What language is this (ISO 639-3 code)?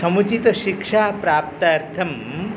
san